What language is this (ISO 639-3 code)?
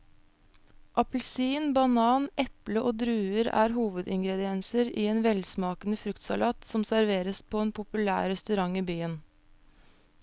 nor